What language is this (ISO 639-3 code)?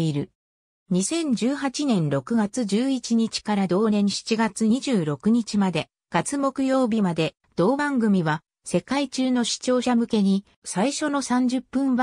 jpn